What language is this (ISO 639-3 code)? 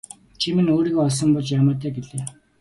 mon